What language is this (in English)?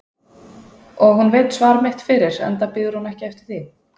Icelandic